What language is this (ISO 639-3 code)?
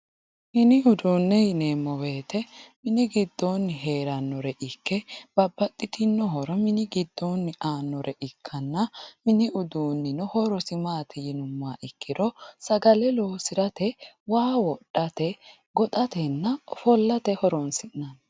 sid